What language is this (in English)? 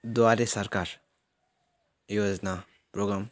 Nepali